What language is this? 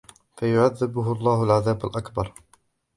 Arabic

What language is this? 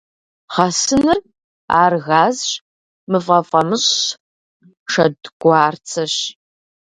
Kabardian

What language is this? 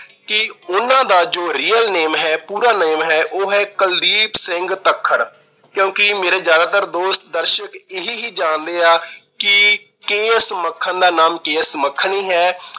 Punjabi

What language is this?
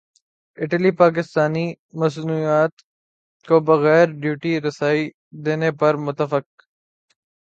Urdu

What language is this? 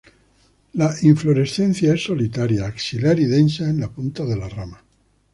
Spanish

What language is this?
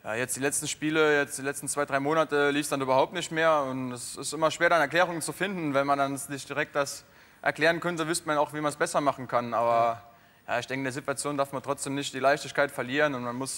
German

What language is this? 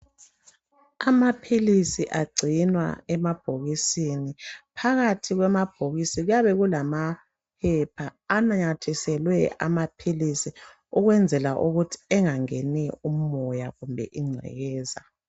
North Ndebele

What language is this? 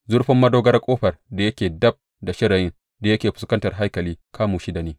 Hausa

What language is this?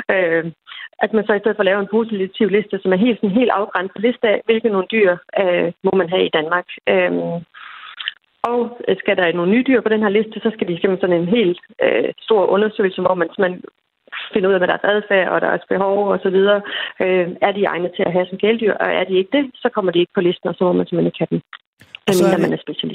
Danish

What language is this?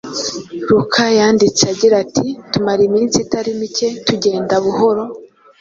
Kinyarwanda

